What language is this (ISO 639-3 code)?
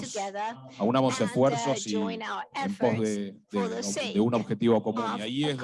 spa